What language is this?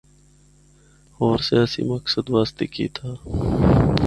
Northern Hindko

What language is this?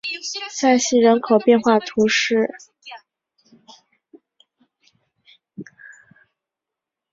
Chinese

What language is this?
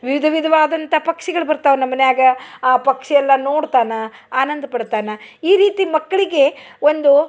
Kannada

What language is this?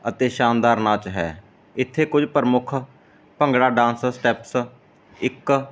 Punjabi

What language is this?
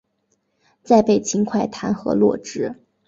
Chinese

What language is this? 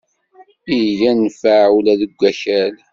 Kabyle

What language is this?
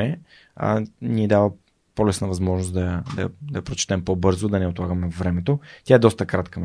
Bulgarian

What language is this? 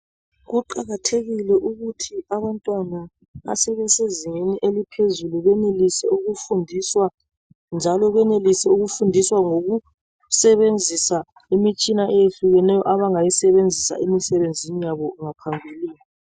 North Ndebele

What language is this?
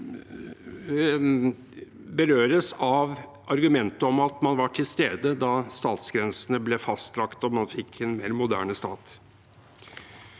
Norwegian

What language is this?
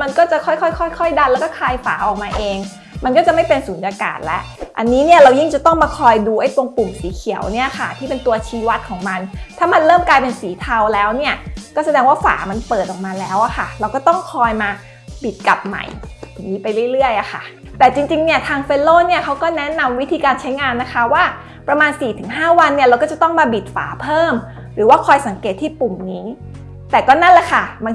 Thai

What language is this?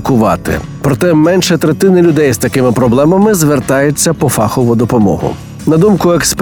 Ukrainian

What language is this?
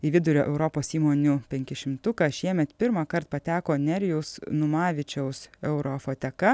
Lithuanian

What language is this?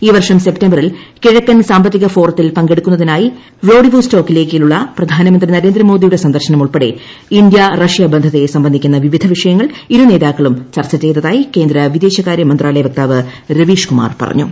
Malayalam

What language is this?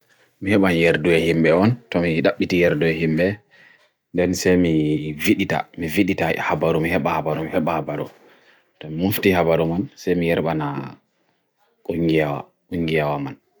Bagirmi Fulfulde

